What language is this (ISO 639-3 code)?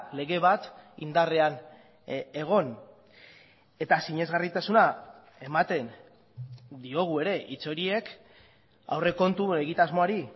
eus